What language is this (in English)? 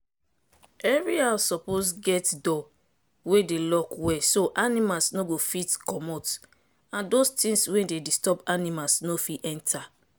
Nigerian Pidgin